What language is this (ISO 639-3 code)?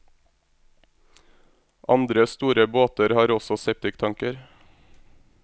nor